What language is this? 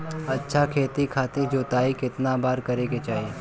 Bhojpuri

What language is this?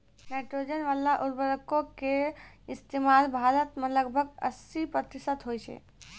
Maithili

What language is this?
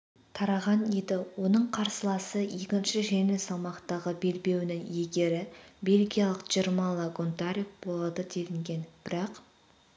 Kazakh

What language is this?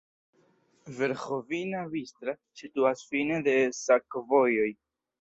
Esperanto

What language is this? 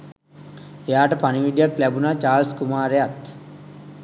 Sinhala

